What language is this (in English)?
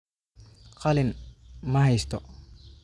Somali